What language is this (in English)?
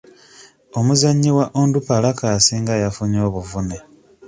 Ganda